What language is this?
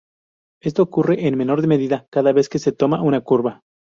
Spanish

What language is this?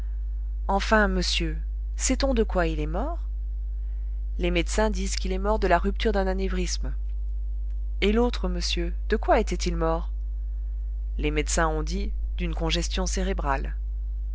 French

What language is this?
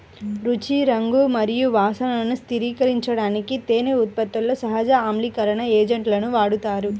Telugu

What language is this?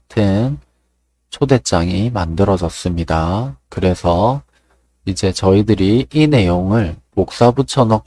Korean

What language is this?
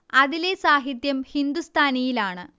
Malayalam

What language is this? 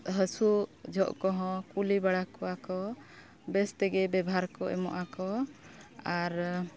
Santali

